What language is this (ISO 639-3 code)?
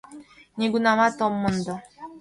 chm